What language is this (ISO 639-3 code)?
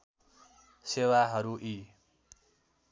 nep